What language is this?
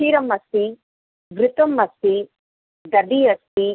Sanskrit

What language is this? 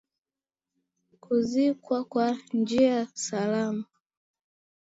Swahili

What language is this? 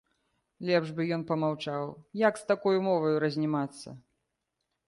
Belarusian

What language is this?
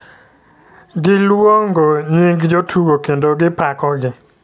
Luo (Kenya and Tanzania)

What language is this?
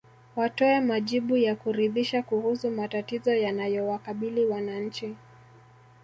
Swahili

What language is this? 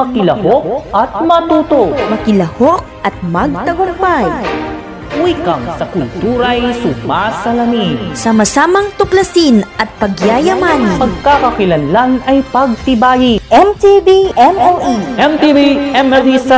Filipino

